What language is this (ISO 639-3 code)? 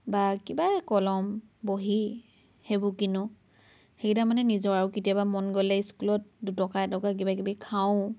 asm